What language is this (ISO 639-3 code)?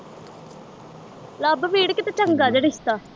pan